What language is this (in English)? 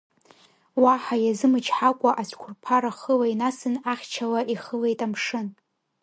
Abkhazian